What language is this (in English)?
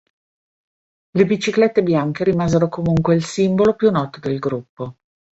Italian